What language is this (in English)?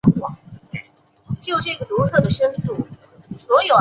Chinese